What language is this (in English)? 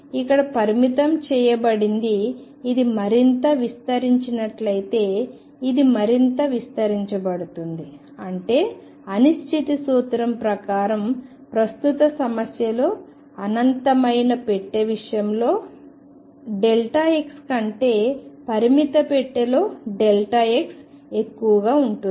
Telugu